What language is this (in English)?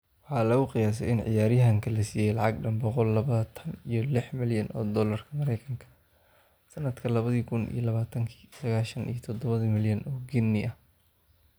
Somali